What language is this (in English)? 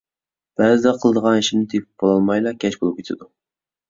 Uyghur